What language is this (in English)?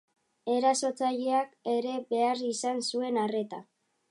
Basque